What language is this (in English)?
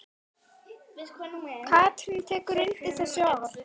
Icelandic